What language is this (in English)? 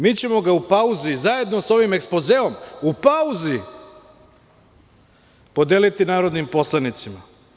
Serbian